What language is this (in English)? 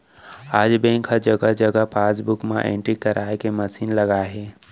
Chhattisgarhi